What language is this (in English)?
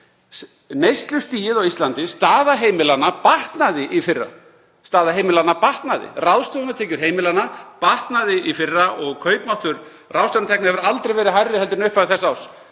Icelandic